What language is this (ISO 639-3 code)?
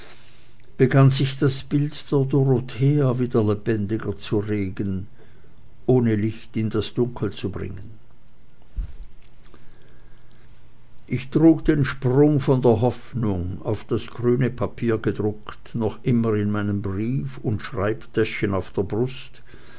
deu